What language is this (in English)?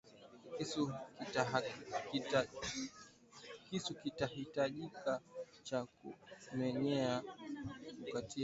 Swahili